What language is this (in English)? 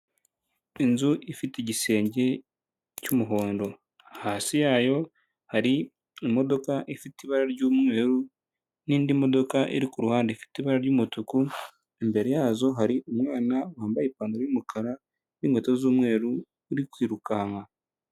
Kinyarwanda